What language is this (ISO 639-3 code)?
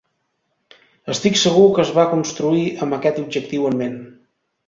cat